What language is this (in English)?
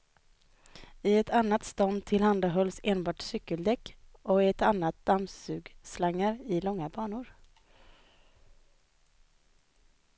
Swedish